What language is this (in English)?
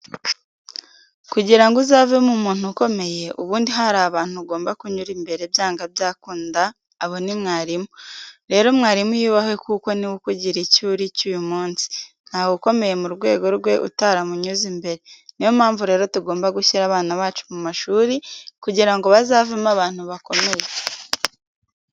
Kinyarwanda